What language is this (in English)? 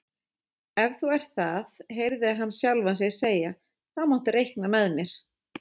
Icelandic